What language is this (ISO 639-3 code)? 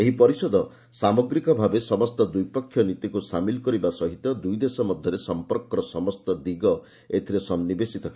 ori